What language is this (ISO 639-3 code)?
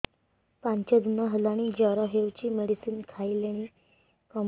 ori